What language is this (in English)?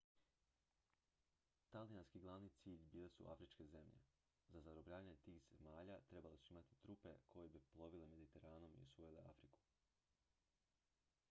Croatian